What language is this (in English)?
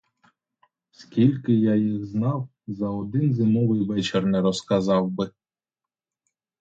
Ukrainian